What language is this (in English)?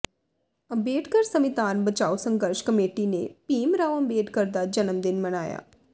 Punjabi